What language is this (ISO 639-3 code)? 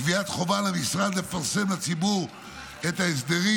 heb